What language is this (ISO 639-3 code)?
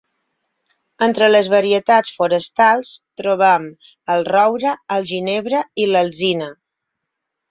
cat